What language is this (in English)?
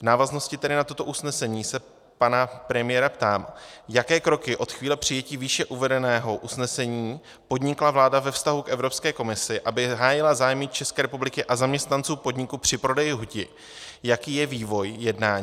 Czech